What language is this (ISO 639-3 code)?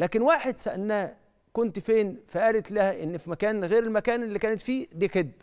ara